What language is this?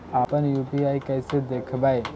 Magahi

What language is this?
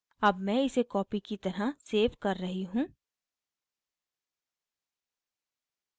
Hindi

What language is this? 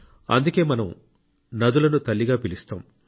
Telugu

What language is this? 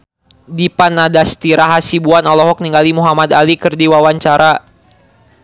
Sundanese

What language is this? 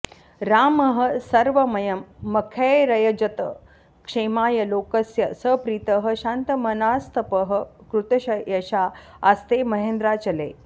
Sanskrit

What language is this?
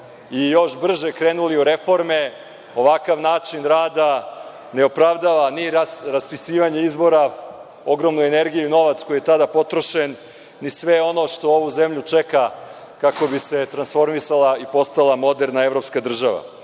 Serbian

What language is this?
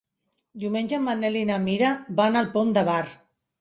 Catalan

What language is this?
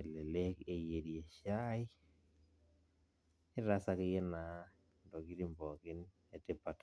Masai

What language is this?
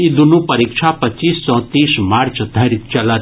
Maithili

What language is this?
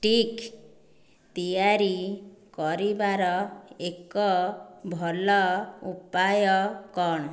Odia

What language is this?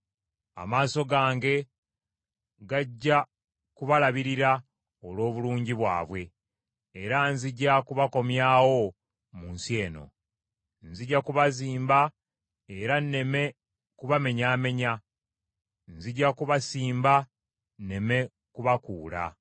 Ganda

